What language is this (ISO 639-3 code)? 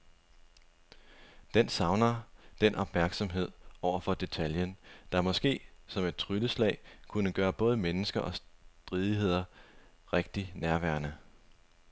dan